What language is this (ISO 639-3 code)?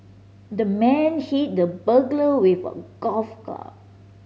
eng